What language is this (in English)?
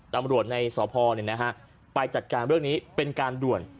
Thai